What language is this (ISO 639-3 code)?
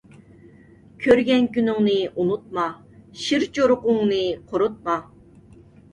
uig